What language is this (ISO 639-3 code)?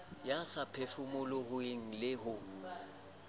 sot